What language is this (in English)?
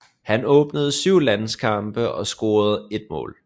Danish